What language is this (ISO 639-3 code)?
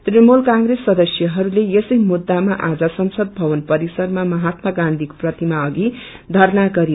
nep